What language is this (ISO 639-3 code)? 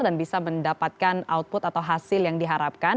ind